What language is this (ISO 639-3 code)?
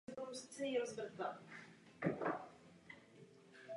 ces